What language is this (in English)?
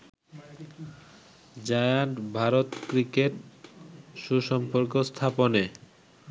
Bangla